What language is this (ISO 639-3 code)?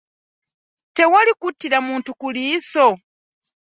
lug